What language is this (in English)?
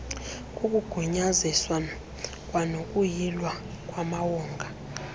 Xhosa